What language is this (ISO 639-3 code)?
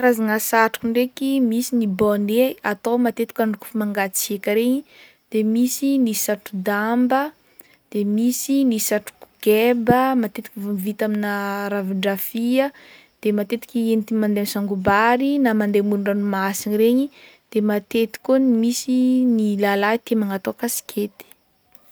bmm